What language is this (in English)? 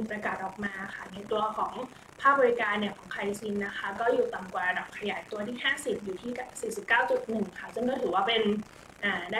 Thai